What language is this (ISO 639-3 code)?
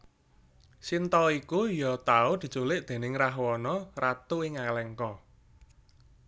jav